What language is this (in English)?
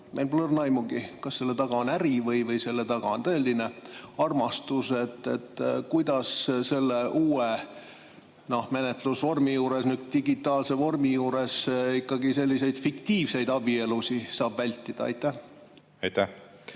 Estonian